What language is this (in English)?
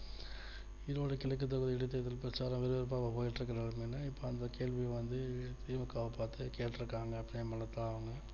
Tamil